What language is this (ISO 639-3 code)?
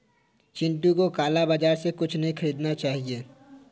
hin